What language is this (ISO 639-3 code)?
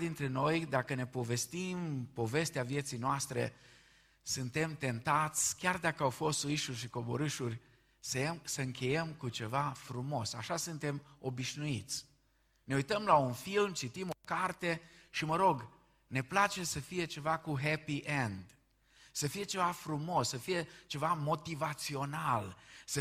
ron